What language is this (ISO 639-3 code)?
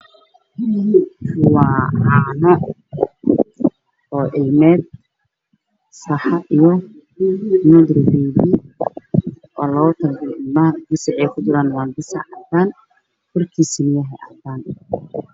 som